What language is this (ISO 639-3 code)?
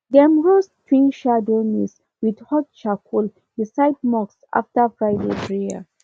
pcm